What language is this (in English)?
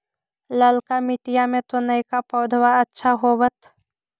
Magahi